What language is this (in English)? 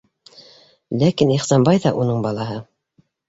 Bashkir